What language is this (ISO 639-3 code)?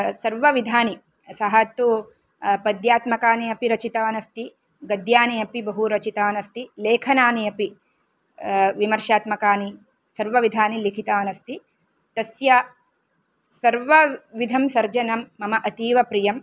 san